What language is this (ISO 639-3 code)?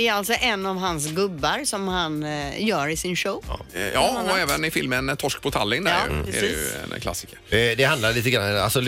swe